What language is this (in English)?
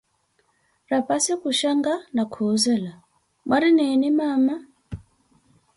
Koti